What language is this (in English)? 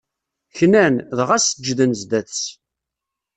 Kabyle